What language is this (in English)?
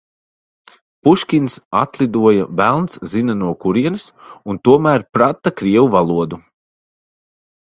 Latvian